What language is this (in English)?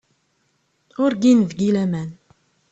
Kabyle